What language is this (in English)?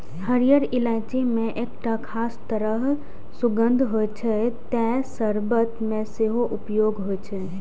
Maithili